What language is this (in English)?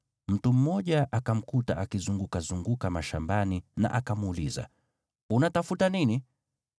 Swahili